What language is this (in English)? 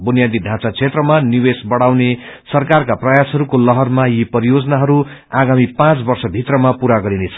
Nepali